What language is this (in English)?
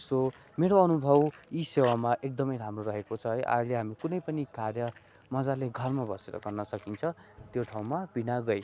Nepali